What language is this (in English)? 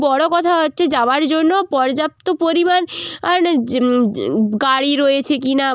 Bangla